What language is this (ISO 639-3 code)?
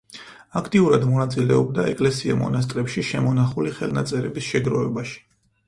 kat